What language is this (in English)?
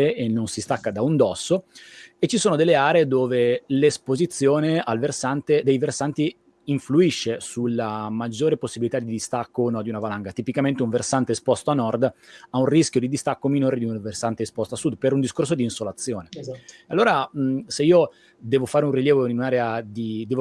Italian